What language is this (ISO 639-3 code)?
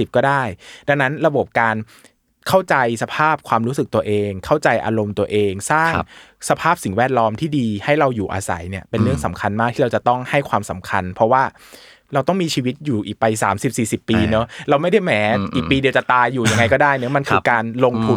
tha